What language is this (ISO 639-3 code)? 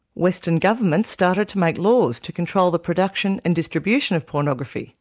eng